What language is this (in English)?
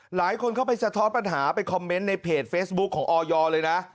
Thai